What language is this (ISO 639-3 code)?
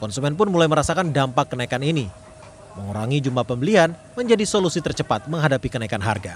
ind